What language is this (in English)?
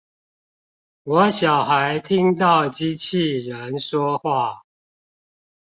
Chinese